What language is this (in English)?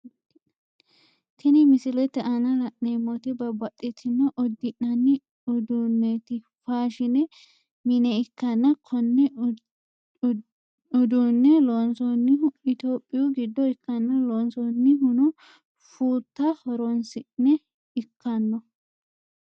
Sidamo